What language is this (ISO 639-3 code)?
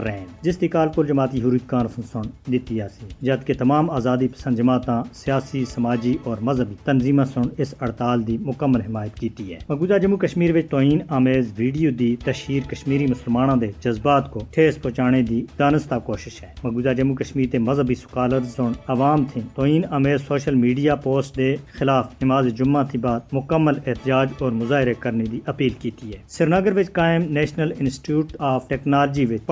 urd